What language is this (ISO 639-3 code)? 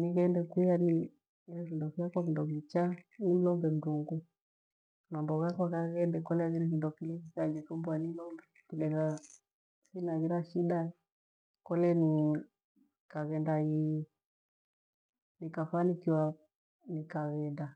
gwe